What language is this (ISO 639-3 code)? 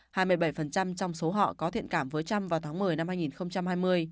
vie